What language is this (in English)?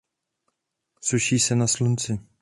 Czech